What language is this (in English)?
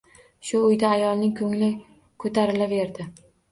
Uzbek